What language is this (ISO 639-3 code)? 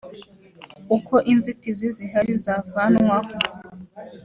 kin